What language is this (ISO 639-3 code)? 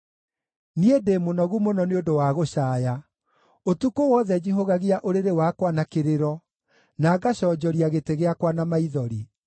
kik